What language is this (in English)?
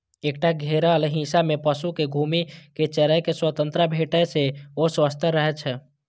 Maithili